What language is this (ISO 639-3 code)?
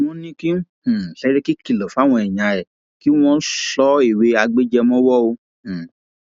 yor